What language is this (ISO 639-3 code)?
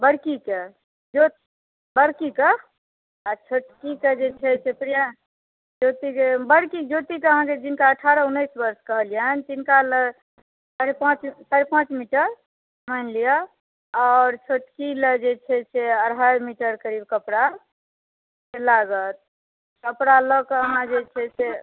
mai